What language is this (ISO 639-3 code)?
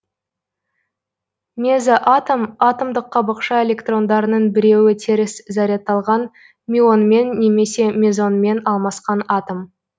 kaz